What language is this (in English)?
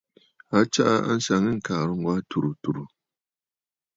Bafut